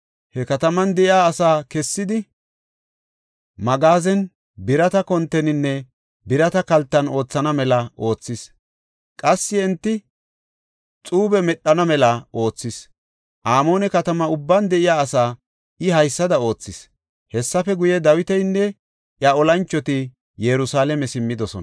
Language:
Gofa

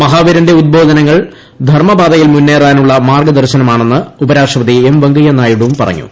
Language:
Malayalam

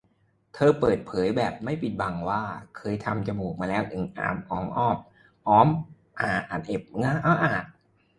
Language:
Thai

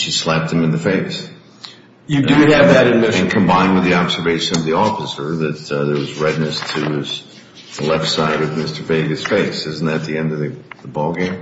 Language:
English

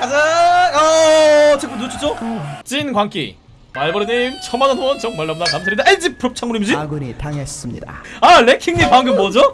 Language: Korean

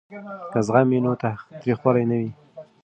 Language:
Pashto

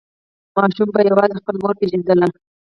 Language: Pashto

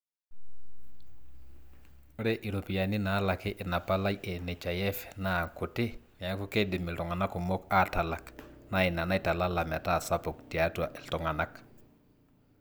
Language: Masai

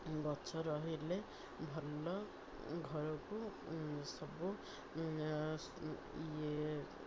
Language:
Odia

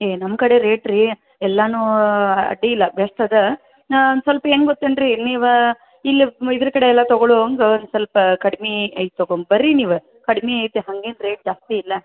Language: Kannada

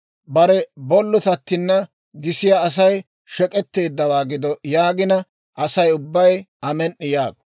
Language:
Dawro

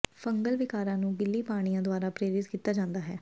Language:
Punjabi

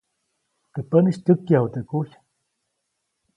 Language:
Copainalá Zoque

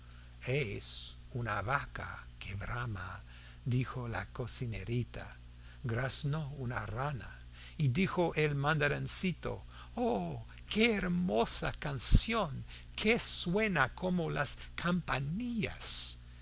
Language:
Spanish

